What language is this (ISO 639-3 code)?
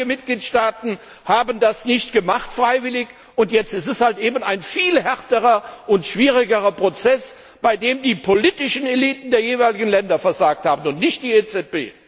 deu